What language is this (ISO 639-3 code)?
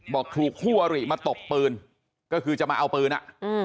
tha